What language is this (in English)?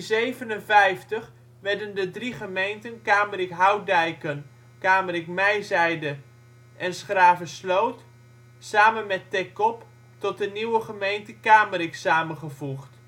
Dutch